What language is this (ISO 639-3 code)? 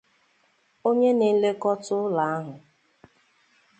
ibo